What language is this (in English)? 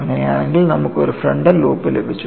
Malayalam